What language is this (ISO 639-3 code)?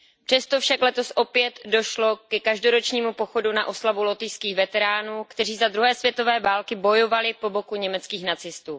ces